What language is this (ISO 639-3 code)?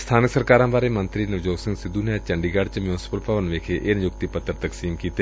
pan